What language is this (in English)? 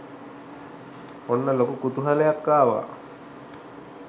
Sinhala